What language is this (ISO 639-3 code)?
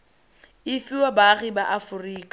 tsn